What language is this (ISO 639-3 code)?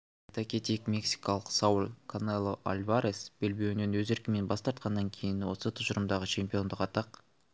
kaz